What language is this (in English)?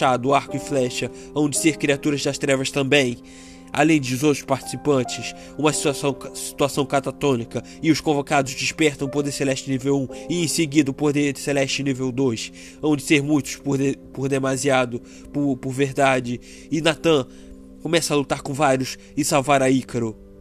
Portuguese